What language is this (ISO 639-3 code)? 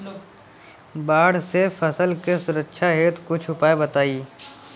bho